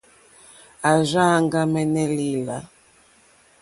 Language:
Mokpwe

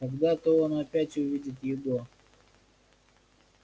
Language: Russian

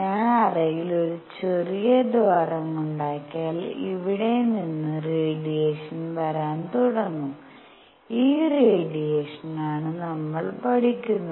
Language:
Malayalam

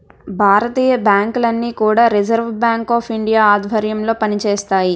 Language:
Telugu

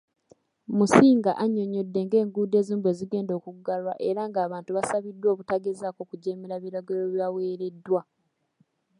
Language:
Ganda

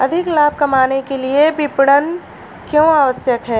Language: Hindi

